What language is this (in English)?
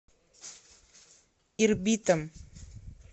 Russian